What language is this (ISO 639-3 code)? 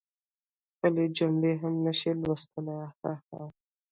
pus